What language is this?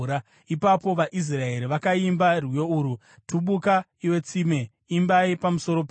Shona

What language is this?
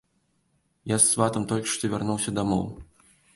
Belarusian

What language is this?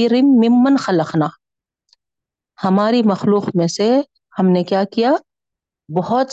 Urdu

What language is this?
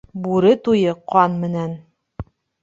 Bashkir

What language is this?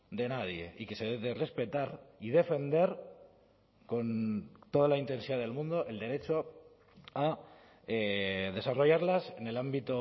Spanish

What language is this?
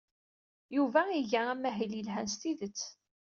Kabyle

